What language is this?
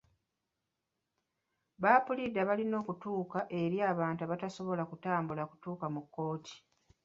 Ganda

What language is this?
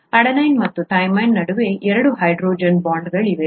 Kannada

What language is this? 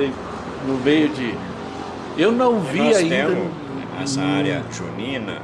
Portuguese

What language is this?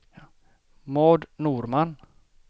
Swedish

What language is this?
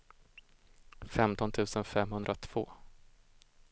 Swedish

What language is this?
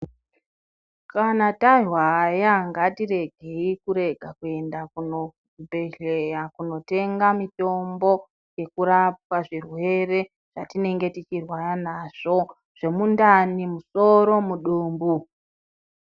Ndau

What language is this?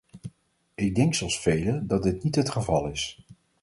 Dutch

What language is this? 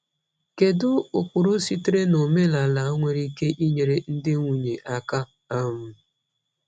Igbo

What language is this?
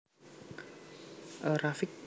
Javanese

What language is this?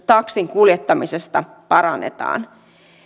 Finnish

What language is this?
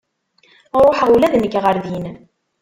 Kabyle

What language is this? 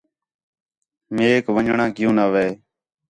Khetrani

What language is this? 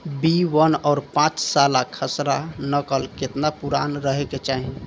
Bhojpuri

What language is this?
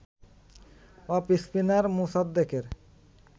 Bangla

